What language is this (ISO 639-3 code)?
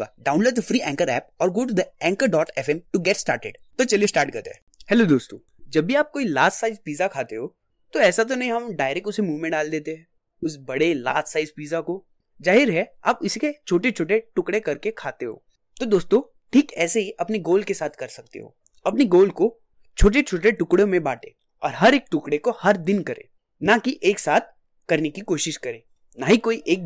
hin